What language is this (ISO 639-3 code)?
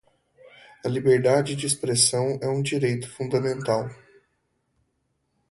por